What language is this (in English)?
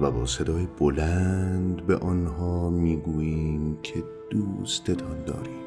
Persian